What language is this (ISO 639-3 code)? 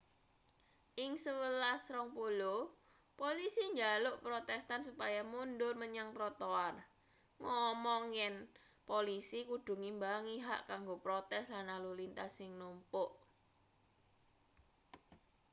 jav